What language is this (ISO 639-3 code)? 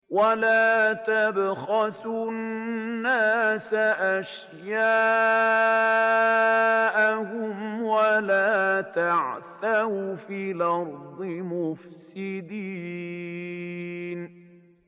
ara